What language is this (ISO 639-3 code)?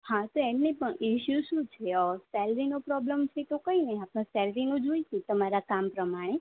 guj